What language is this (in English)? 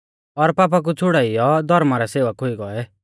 Mahasu Pahari